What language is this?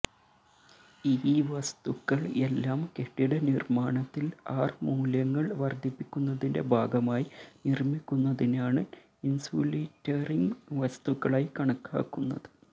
Malayalam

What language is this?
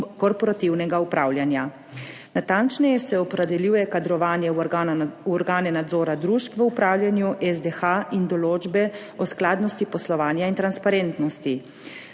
Slovenian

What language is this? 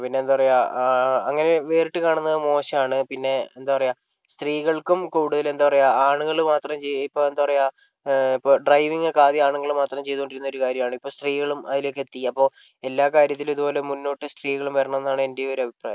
Malayalam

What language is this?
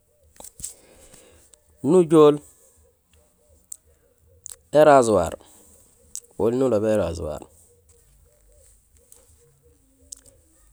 Gusilay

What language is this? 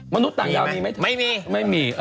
Thai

